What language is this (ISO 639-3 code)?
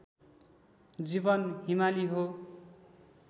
nep